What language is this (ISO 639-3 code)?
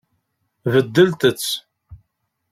kab